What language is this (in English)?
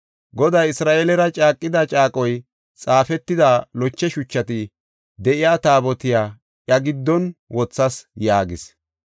Gofa